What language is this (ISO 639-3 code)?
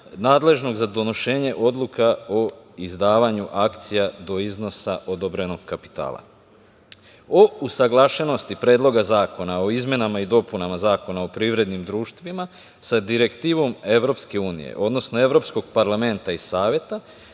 srp